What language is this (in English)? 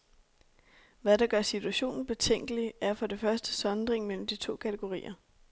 Danish